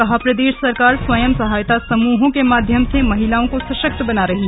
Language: Hindi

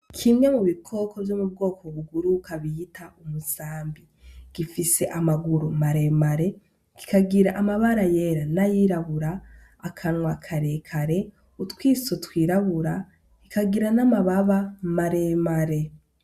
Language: Rundi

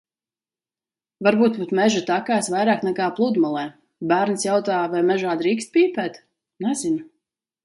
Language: Latvian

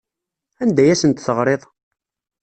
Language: Kabyle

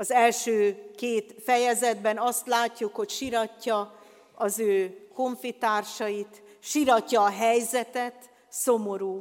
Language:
Hungarian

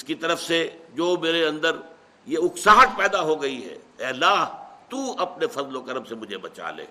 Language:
Urdu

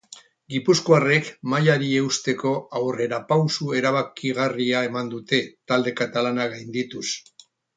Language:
Basque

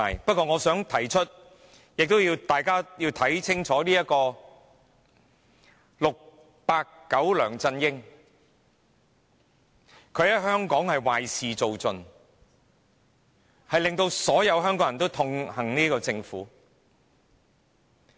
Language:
Cantonese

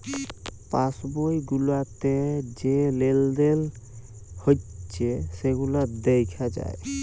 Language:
Bangla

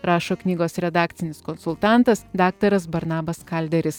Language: Lithuanian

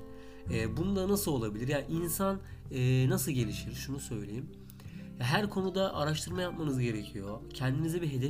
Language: Turkish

